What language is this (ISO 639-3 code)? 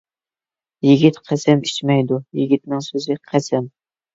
uig